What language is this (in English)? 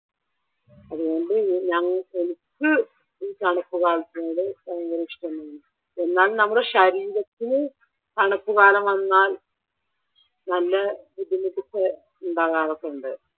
Malayalam